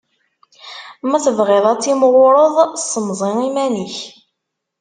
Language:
Kabyle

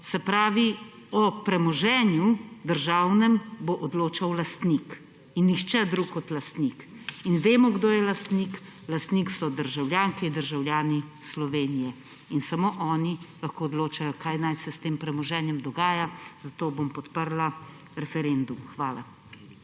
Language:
Slovenian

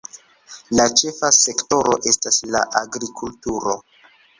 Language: Esperanto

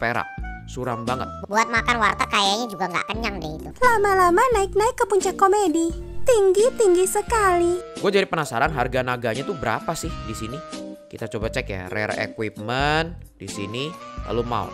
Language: Indonesian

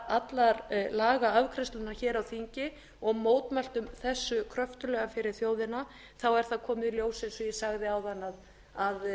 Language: Icelandic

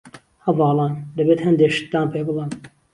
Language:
Central Kurdish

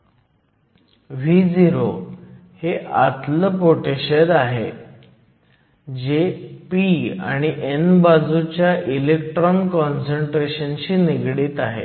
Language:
Marathi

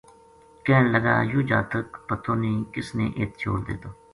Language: Gujari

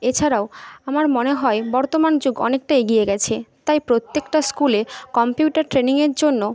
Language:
Bangla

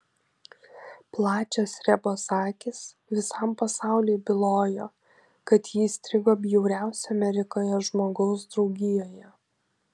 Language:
Lithuanian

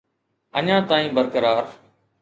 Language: Sindhi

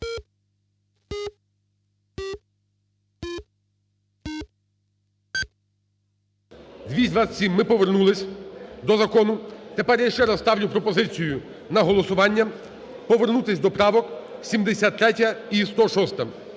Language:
Ukrainian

